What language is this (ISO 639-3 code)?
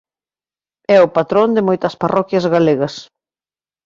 glg